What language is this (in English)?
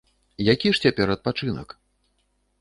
Belarusian